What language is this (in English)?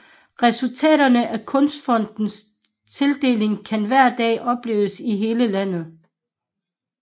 Danish